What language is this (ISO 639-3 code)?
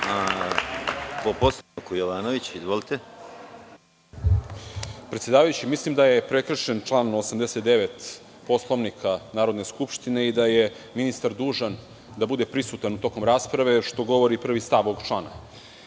srp